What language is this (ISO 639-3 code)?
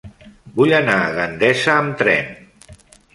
cat